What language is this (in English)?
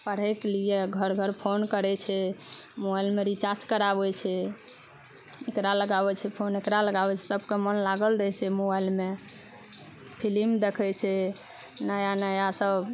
Maithili